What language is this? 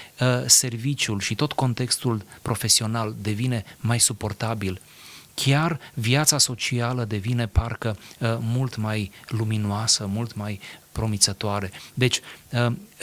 Romanian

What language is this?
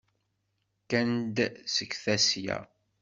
Kabyle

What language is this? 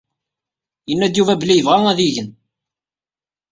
Kabyle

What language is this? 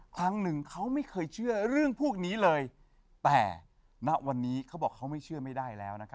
Thai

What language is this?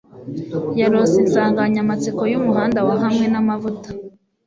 Kinyarwanda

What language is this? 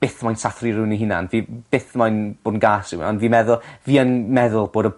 Welsh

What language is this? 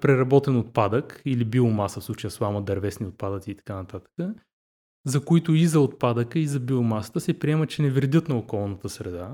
Bulgarian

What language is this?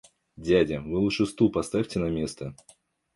Russian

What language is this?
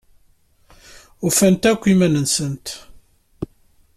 Kabyle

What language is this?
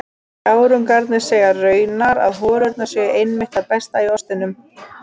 Icelandic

